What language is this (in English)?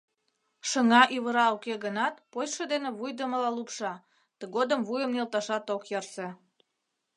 Mari